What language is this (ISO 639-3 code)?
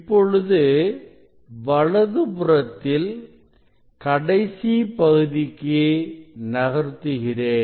tam